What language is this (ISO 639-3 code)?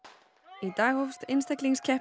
isl